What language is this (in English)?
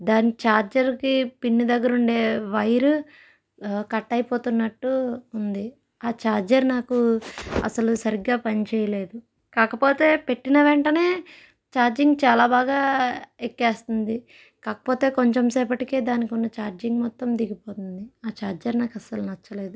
Telugu